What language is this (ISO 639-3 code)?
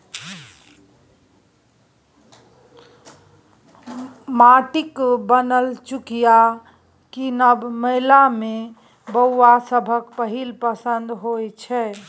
mai